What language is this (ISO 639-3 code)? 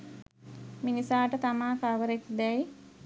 sin